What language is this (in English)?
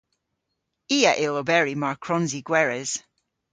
Cornish